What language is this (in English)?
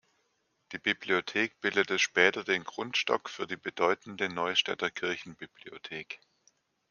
German